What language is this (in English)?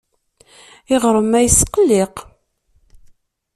Kabyle